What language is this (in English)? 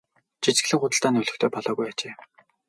Mongolian